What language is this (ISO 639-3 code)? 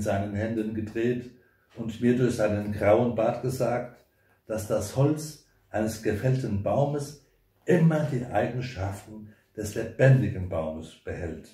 deu